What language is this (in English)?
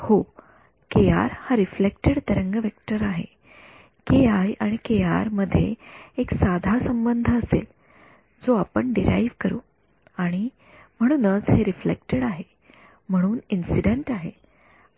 Marathi